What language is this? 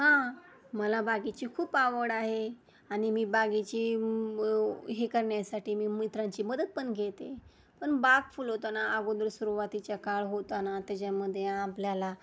Marathi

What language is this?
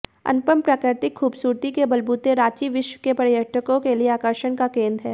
Hindi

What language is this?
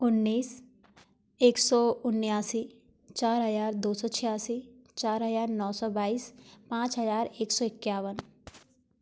Hindi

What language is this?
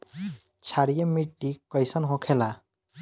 Bhojpuri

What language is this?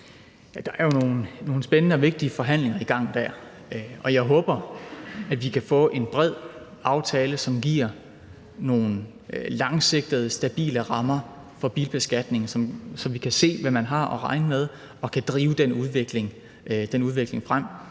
Danish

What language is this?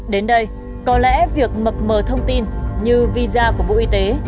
Vietnamese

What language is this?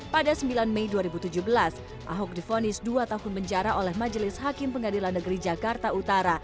Indonesian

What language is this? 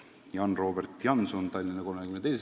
Estonian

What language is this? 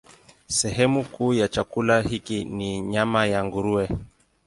Swahili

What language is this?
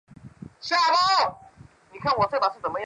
Chinese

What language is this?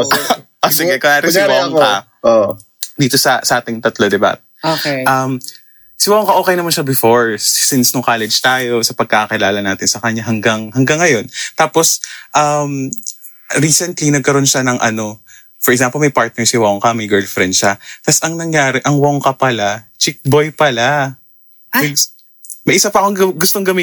Filipino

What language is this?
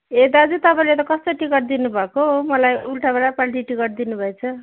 Nepali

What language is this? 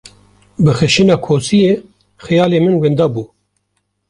Kurdish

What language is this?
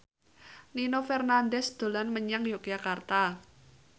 Javanese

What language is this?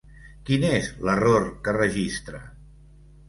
Catalan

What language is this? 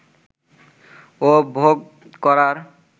Bangla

